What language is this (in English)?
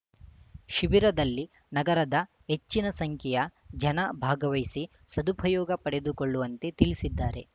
Kannada